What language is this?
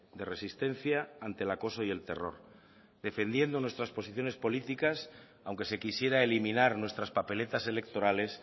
Spanish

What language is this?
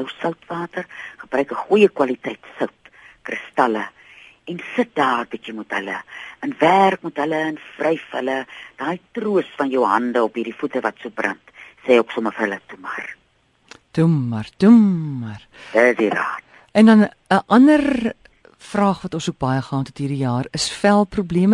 Dutch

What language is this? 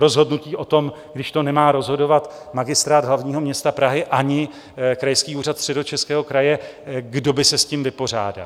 Czech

